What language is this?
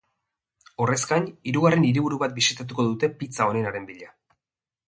Basque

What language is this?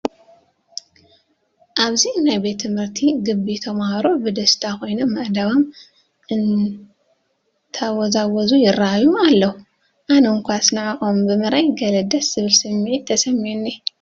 Tigrinya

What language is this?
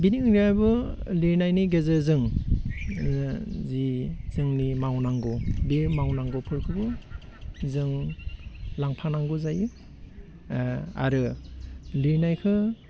Bodo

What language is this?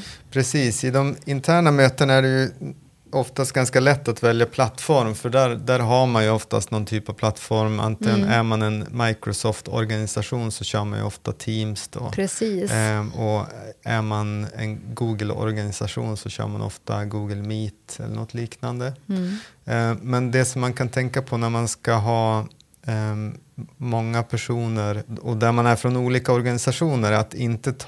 Swedish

